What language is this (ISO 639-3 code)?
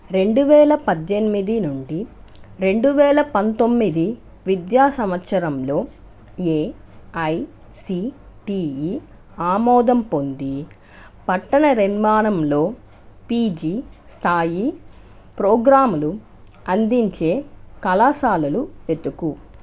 tel